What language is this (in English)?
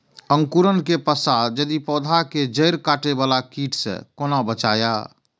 Maithili